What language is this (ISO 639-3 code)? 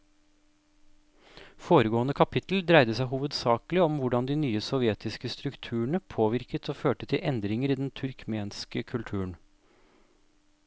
nor